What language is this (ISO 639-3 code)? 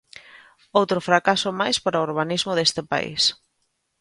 glg